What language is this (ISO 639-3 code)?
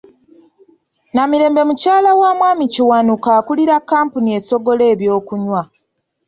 lug